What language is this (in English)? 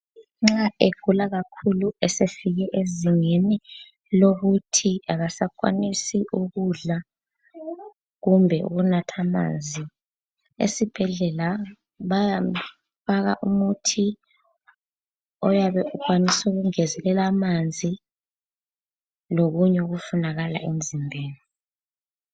North Ndebele